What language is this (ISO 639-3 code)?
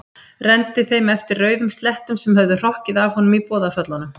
isl